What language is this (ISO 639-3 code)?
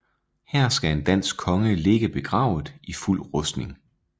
dan